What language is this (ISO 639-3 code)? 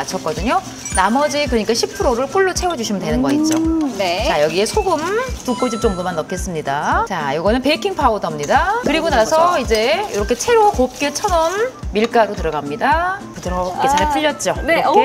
kor